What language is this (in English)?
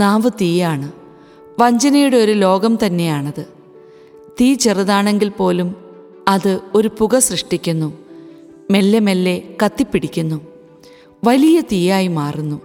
Malayalam